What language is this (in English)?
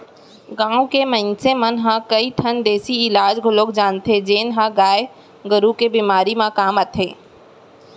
Chhattisgarhi